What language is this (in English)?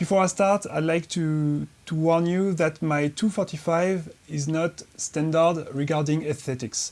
English